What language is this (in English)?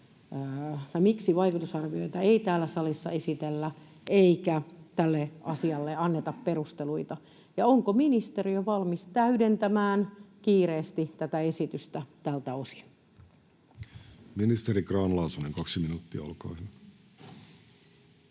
Finnish